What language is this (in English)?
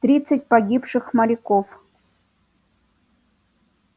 Russian